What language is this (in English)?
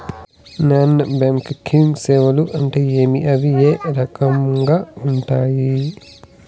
Telugu